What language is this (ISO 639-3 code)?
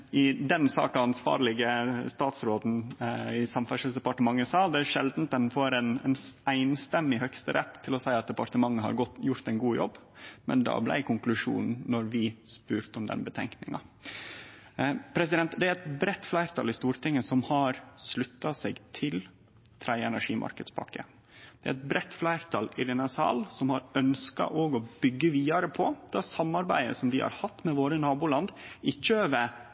nno